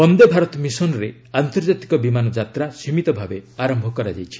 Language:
Odia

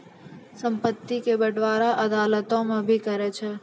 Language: Maithili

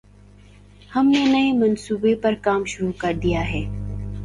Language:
Urdu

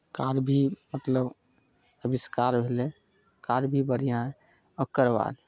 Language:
Maithili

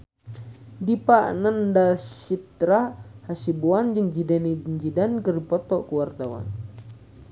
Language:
Sundanese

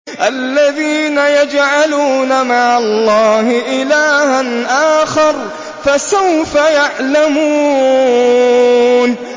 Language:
Arabic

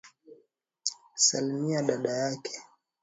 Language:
Swahili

